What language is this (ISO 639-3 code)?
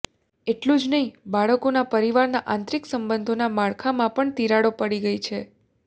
guj